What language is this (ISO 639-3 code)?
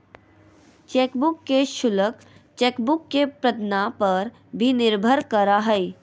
mag